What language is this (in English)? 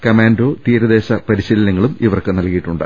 Malayalam